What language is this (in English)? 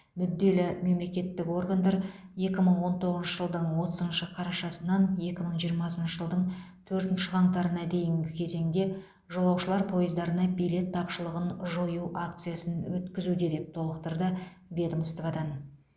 Kazakh